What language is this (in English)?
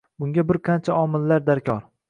Uzbek